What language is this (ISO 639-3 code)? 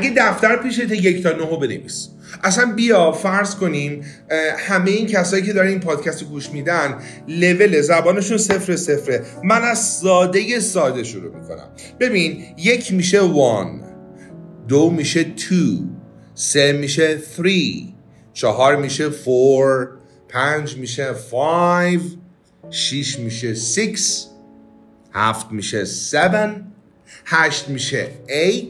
fas